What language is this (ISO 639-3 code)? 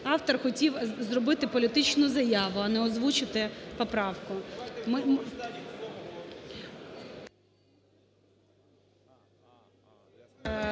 ukr